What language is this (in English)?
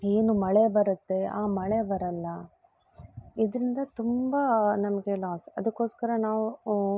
Kannada